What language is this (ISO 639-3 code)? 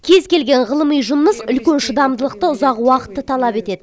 kaz